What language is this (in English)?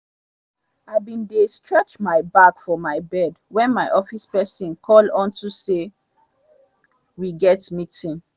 Nigerian Pidgin